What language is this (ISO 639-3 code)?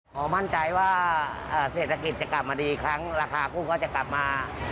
tha